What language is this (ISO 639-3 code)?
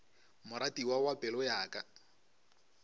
nso